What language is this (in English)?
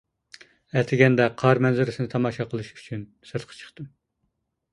Uyghur